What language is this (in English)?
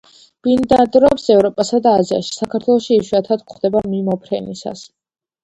Georgian